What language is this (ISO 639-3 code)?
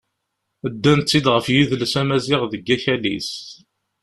kab